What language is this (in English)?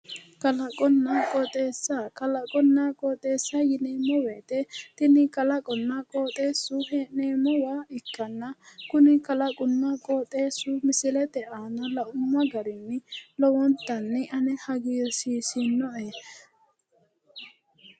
Sidamo